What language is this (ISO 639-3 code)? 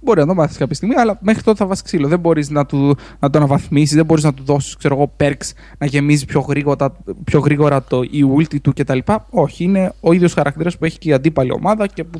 ell